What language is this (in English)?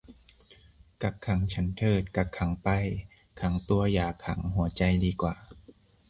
Thai